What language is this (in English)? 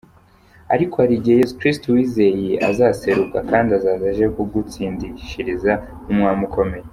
Kinyarwanda